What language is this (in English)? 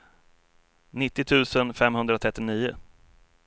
Swedish